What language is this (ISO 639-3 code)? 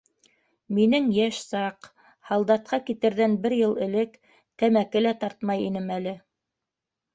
bak